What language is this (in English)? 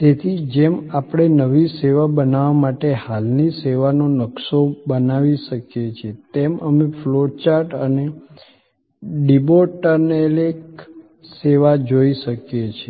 Gujarati